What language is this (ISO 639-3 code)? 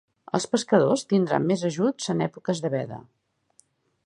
cat